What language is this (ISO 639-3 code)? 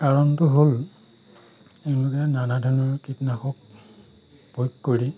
asm